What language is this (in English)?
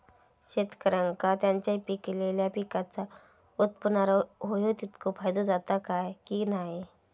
Marathi